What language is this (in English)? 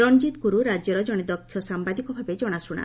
Odia